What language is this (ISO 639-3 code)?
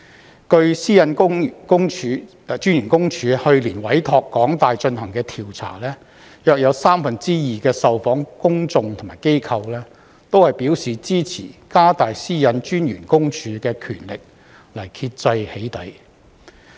yue